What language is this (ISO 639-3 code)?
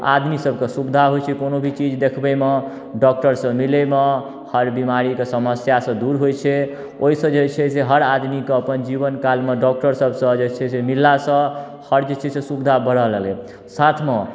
mai